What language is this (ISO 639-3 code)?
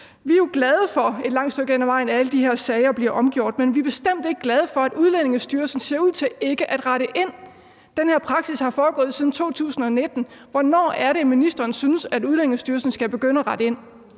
dan